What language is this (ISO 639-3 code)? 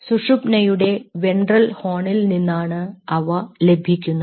mal